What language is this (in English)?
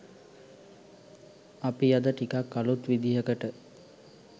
Sinhala